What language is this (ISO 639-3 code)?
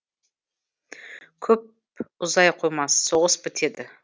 kaz